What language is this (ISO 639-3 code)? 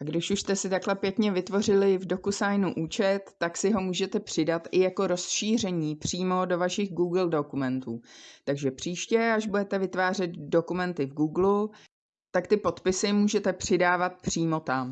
ces